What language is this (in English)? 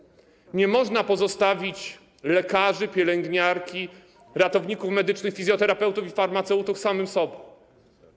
Polish